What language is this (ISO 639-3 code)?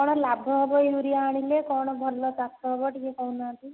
ori